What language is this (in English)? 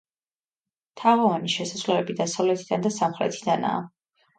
Georgian